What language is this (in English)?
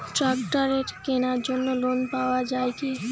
Bangla